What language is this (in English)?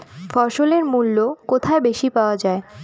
Bangla